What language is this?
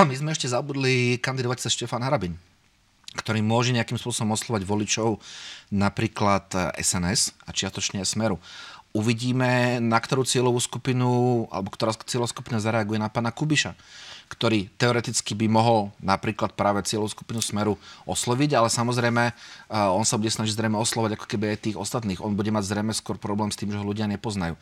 Slovak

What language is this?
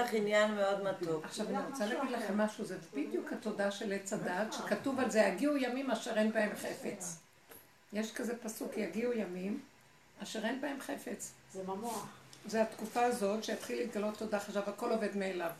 Hebrew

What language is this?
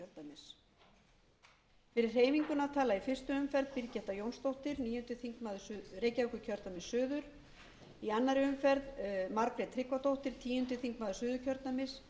Icelandic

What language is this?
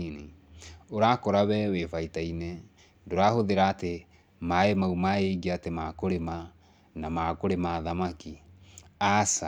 Kikuyu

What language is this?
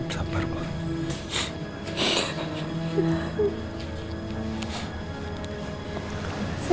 Indonesian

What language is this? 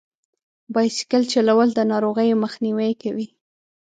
Pashto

